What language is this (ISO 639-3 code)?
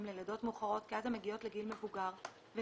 heb